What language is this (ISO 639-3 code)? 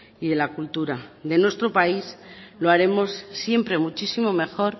spa